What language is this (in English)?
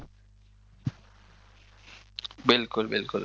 Gujarati